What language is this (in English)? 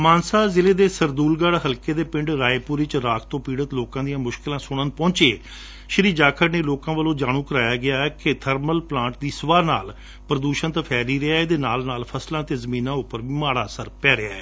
Punjabi